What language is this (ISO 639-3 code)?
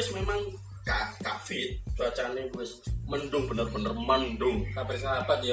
ind